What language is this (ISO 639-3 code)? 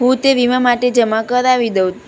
guj